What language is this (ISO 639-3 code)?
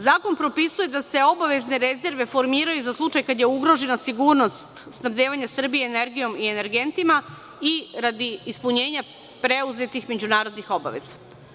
srp